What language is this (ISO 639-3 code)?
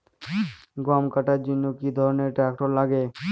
ben